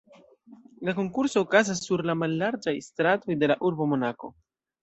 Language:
Esperanto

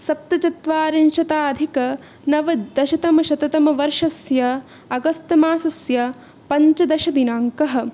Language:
Sanskrit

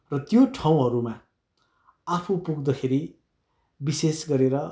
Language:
Nepali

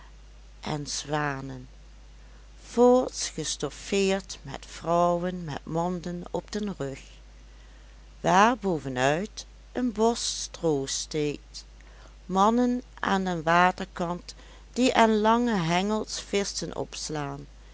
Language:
Dutch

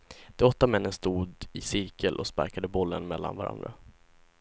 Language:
Swedish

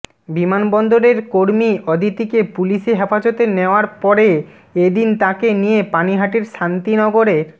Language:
Bangla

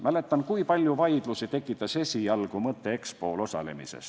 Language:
Estonian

